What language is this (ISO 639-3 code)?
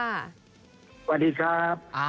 tha